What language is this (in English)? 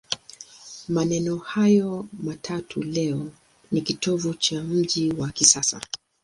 Swahili